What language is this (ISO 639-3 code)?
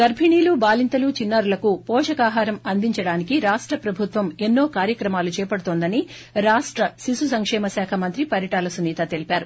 tel